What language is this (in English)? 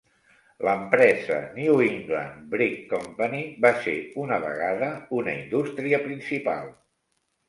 Catalan